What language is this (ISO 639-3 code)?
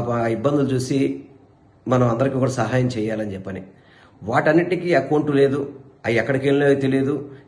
tel